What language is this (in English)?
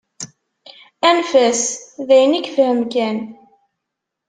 Kabyle